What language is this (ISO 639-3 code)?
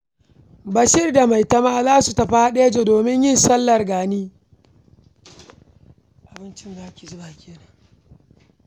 hau